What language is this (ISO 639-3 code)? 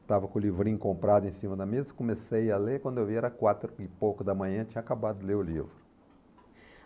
por